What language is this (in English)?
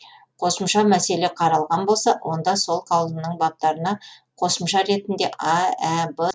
Kazakh